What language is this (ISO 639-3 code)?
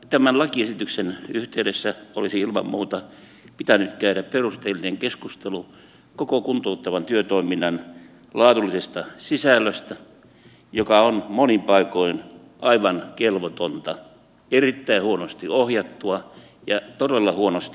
fin